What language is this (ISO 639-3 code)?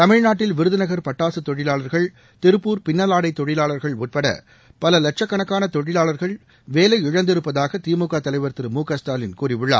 tam